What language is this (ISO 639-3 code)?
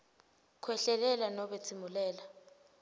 ssw